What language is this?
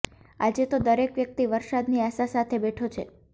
Gujarati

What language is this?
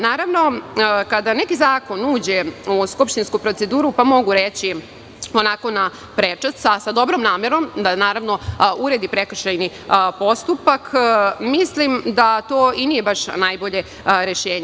Serbian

